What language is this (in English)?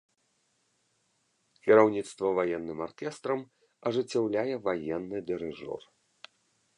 Belarusian